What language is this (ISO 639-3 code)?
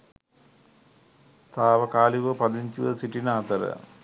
sin